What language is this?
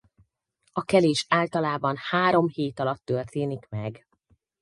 Hungarian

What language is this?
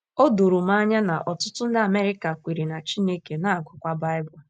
Igbo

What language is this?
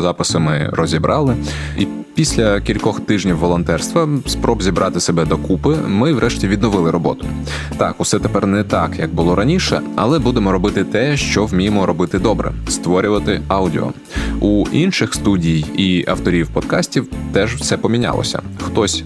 Ukrainian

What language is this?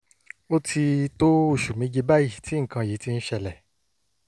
Yoruba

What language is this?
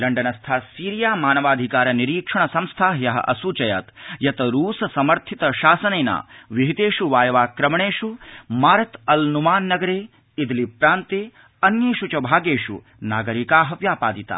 Sanskrit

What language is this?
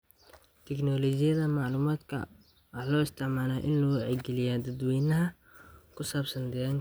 Somali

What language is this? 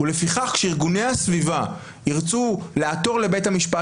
Hebrew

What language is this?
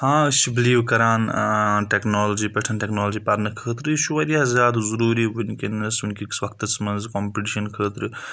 Kashmiri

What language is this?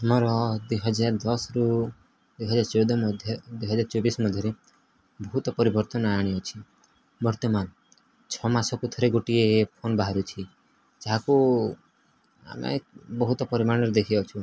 Odia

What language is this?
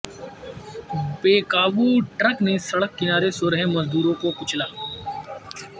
Urdu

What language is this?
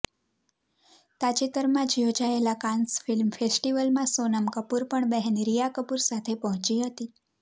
Gujarati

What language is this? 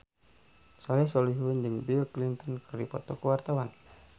Sundanese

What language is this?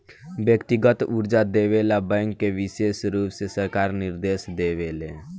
Bhojpuri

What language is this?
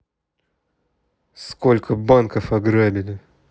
Russian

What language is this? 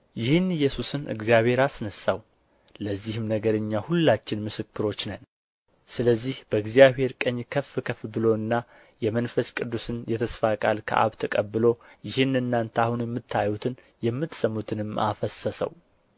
Amharic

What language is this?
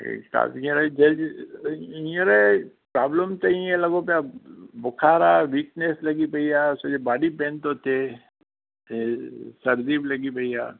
Sindhi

